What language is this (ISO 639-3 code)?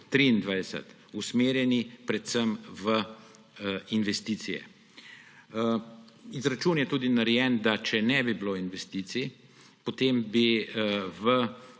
slv